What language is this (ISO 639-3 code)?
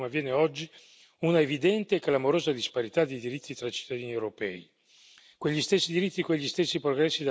ita